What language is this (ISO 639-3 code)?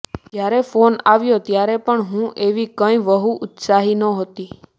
guj